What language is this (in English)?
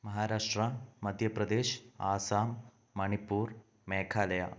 Malayalam